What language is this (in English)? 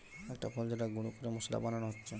Bangla